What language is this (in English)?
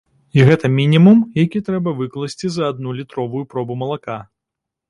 Belarusian